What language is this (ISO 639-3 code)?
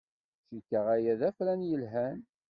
kab